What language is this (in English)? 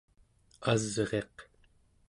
Central Yupik